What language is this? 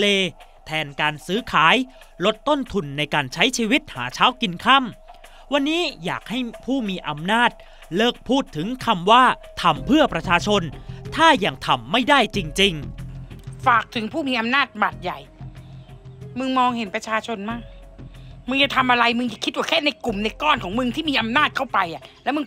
Thai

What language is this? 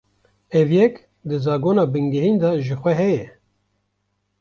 Kurdish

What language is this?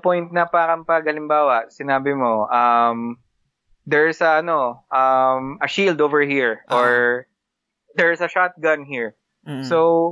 Filipino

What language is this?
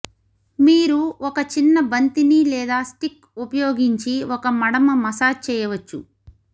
Telugu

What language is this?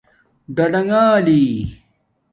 Domaaki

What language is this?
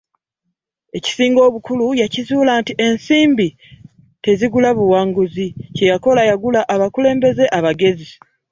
Ganda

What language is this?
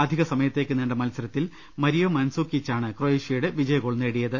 Malayalam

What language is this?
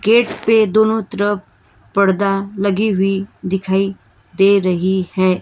Hindi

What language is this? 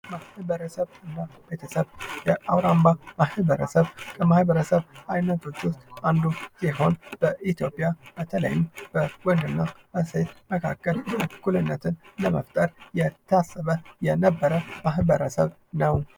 Amharic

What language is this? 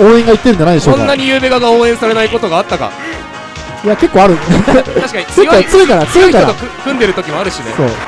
Japanese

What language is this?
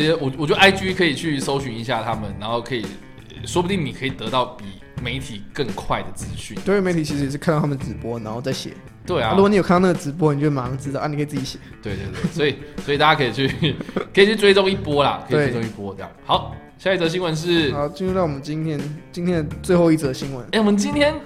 Chinese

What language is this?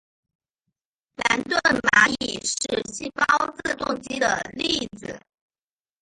Chinese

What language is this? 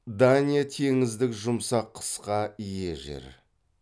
Kazakh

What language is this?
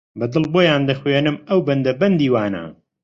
Central Kurdish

